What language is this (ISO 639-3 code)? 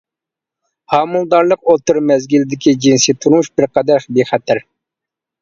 uig